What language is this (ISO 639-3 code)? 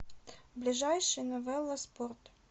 rus